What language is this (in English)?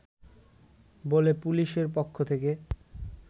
Bangla